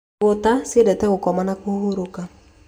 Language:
Kikuyu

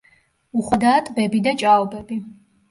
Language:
Georgian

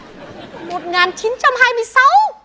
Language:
Vietnamese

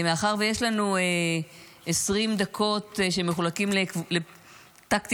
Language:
Hebrew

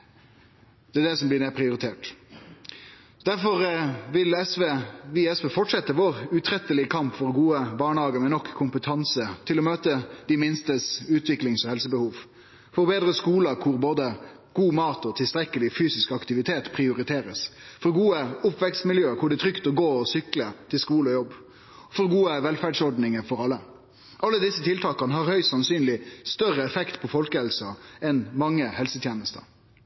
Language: Norwegian Nynorsk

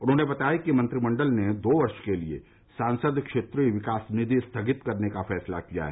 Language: Hindi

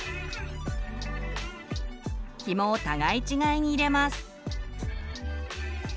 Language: Japanese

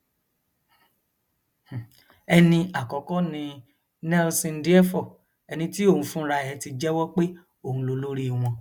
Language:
Yoruba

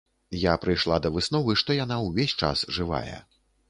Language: Belarusian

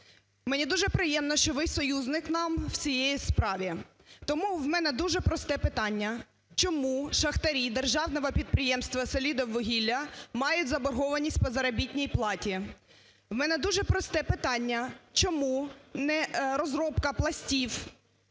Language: Ukrainian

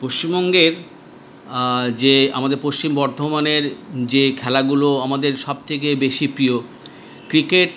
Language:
Bangla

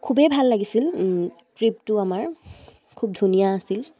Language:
Assamese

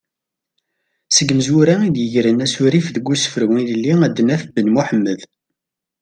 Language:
Kabyle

